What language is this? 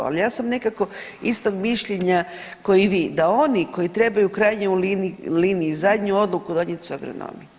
Croatian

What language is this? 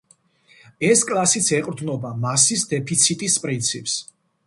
Georgian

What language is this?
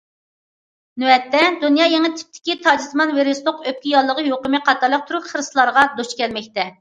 Uyghur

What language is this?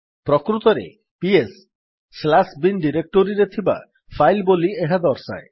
Odia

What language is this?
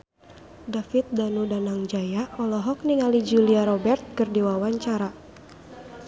Sundanese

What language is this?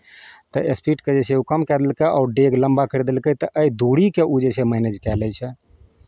Maithili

